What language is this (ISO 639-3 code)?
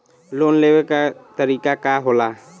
bho